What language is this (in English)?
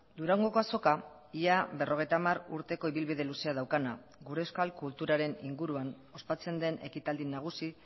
Basque